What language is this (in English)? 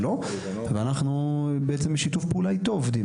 Hebrew